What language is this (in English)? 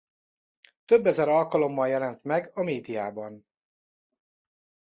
Hungarian